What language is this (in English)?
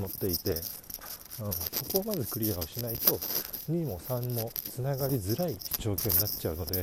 Japanese